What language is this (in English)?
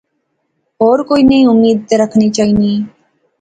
Pahari-Potwari